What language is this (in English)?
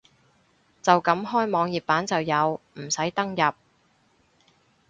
Cantonese